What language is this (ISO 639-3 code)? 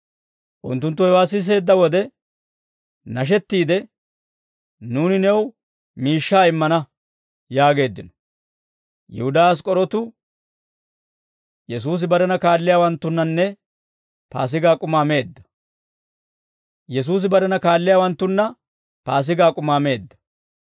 dwr